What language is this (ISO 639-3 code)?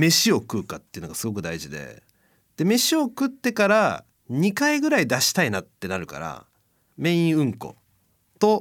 jpn